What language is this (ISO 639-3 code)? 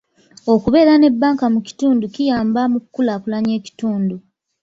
lug